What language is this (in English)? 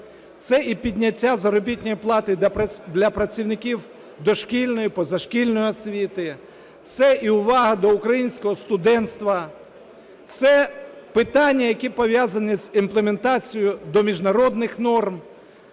Ukrainian